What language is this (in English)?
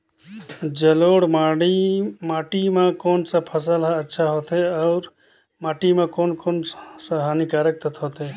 Chhattisgarhi